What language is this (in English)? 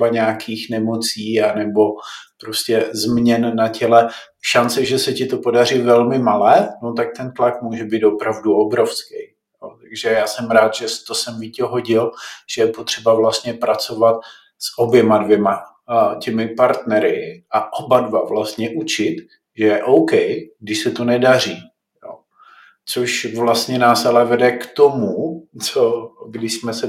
Czech